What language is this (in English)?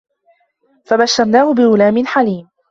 Arabic